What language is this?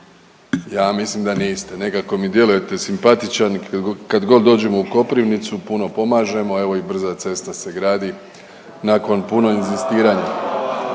Croatian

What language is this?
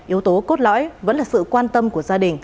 Vietnamese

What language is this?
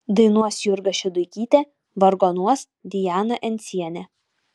Lithuanian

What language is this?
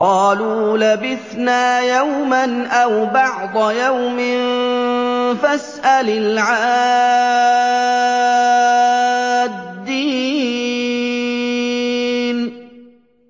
Arabic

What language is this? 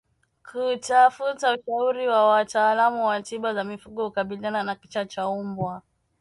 Swahili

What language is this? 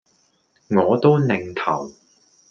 Cantonese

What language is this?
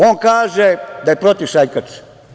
Serbian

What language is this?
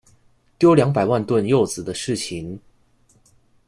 Chinese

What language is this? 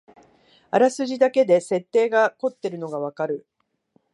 Japanese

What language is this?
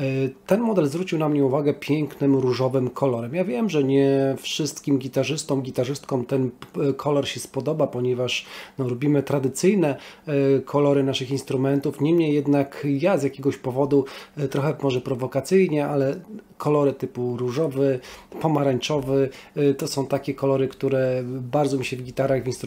Polish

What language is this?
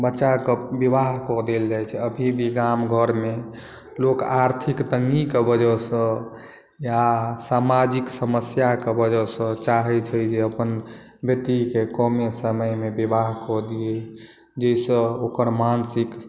Maithili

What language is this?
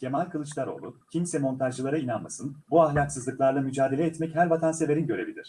Turkish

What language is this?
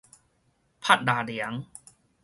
Min Nan Chinese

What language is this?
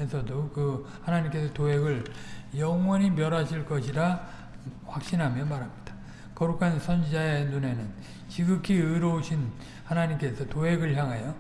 Korean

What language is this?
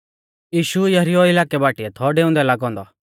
Mahasu Pahari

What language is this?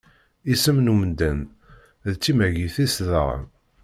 Kabyle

